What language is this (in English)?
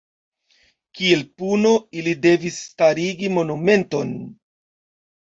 Esperanto